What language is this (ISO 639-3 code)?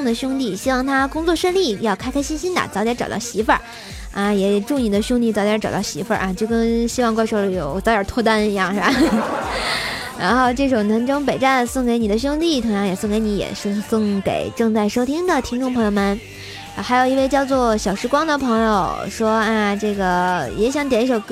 zho